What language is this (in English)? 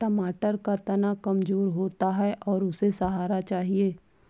Hindi